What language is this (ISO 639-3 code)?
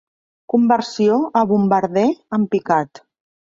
cat